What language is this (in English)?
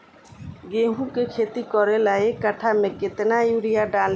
Bhojpuri